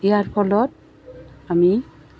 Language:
Assamese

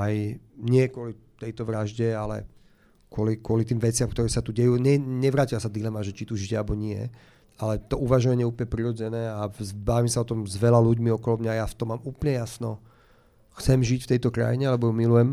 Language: Slovak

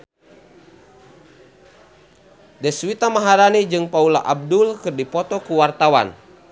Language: Sundanese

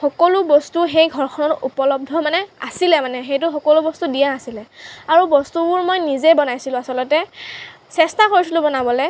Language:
Assamese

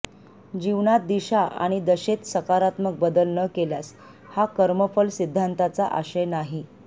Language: Marathi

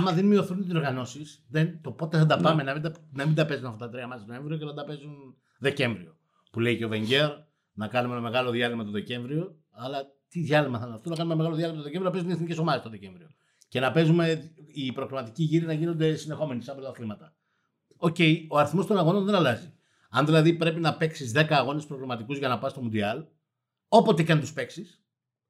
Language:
Greek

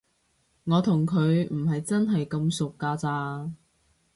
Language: Cantonese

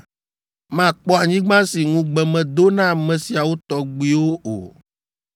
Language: Ewe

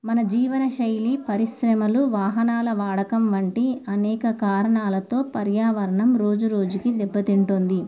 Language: Telugu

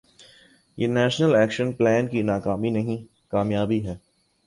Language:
Urdu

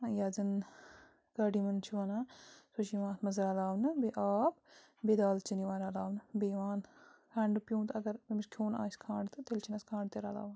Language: Kashmiri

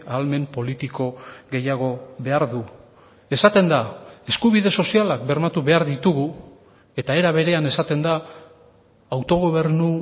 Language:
Basque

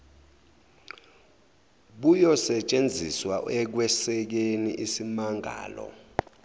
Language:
Zulu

